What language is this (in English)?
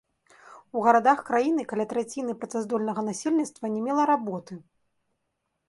Belarusian